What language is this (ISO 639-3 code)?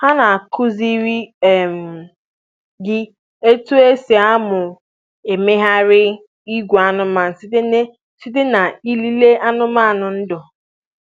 ibo